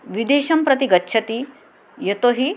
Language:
Sanskrit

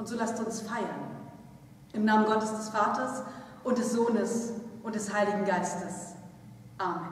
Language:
German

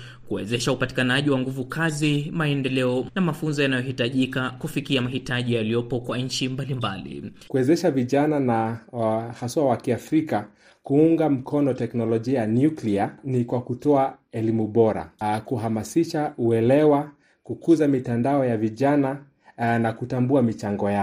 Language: Swahili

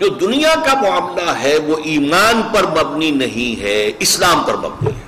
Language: Urdu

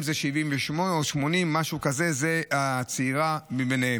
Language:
Hebrew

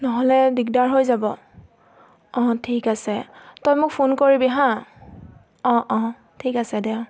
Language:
Assamese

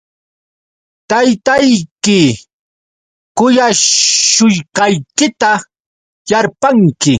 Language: Yauyos Quechua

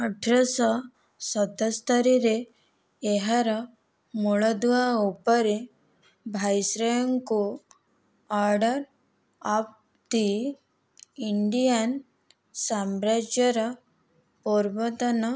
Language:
Odia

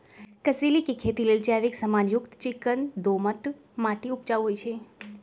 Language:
Magahi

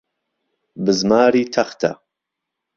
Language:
Central Kurdish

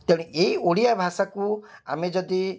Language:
Odia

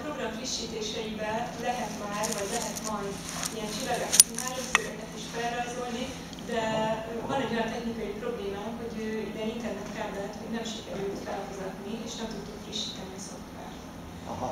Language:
Hungarian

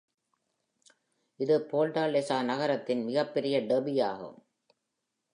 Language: Tamil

